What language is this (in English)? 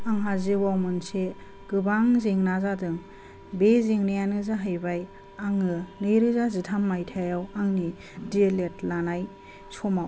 Bodo